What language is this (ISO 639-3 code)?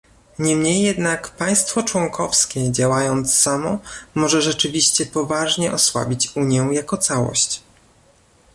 pol